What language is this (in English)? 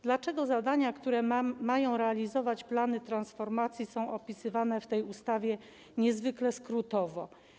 Polish